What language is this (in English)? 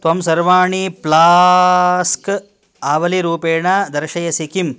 Sanskrit